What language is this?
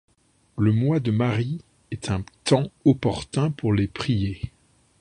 French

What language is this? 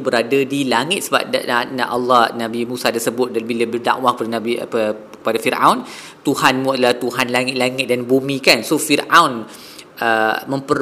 Malay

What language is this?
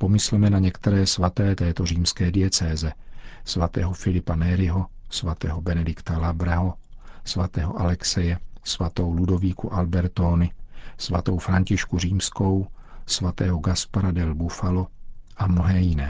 Czech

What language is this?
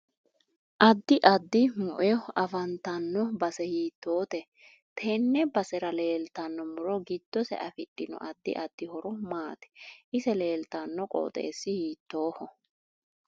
Sidamo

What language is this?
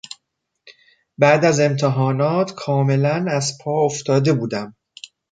Persian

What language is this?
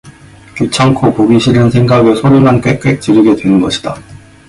Korean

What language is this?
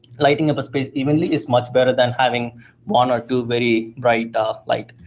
English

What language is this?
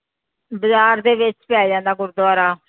Punjabi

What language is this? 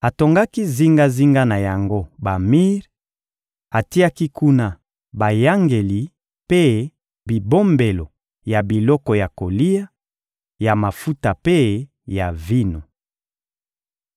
Lingala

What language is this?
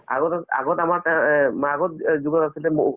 Assamese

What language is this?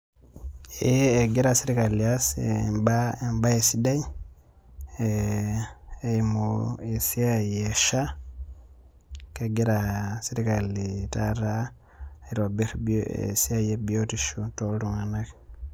Masai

